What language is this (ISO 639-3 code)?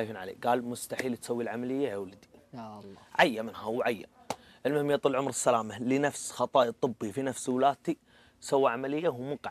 ara